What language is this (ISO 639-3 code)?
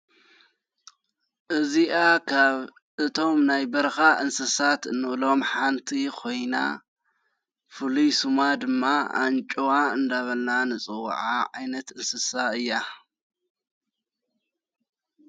tir